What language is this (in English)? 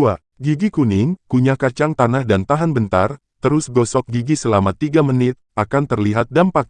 Indonesian